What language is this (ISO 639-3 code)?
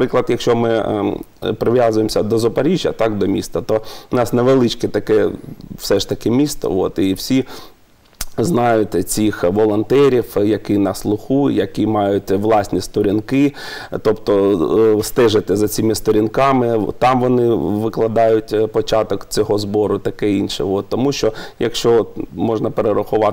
ukr